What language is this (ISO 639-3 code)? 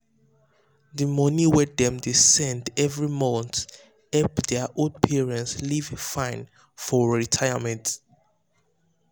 pcm